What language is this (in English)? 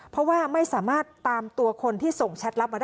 Thai